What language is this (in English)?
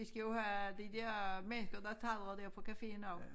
Danish